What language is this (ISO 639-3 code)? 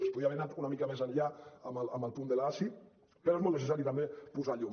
cat